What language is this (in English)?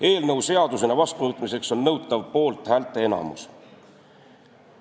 Estonian